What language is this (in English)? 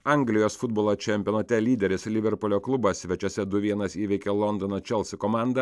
Lithuanian